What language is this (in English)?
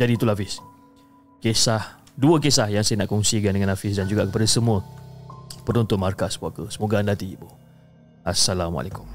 Malay